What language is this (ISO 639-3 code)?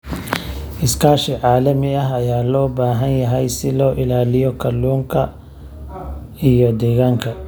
som